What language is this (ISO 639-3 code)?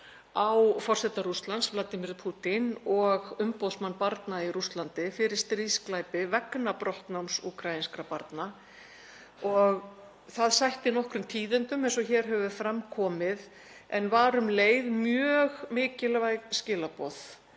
isl